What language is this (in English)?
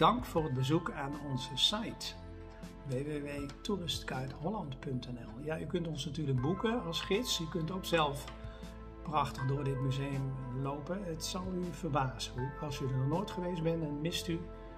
Dutch